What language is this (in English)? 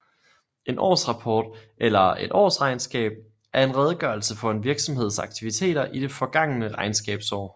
Danish